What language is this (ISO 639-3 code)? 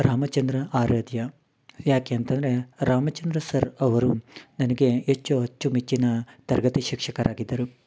kan